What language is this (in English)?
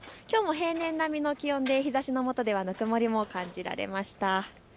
Japanese